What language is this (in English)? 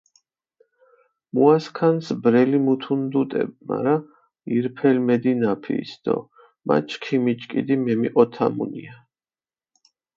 Mingrelian